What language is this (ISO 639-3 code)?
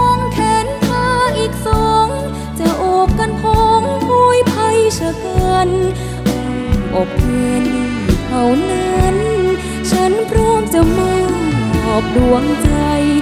tha